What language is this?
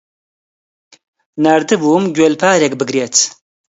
Central Kurdish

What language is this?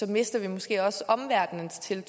Danish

